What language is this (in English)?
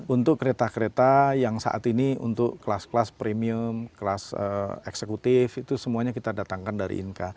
Indonesian